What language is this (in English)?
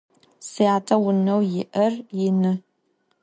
Adyghe